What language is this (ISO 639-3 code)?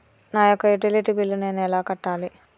tel